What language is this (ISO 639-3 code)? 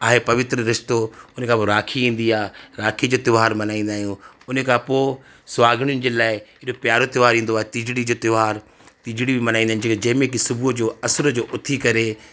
snd